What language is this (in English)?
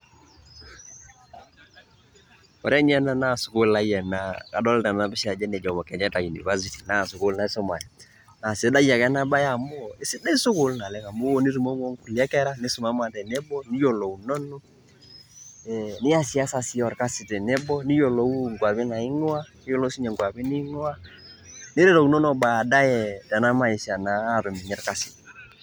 Masai